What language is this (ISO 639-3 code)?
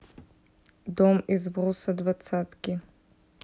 rus